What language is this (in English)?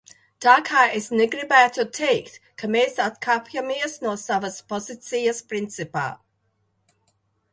Latvian